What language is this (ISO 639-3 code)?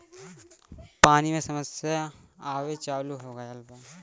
bho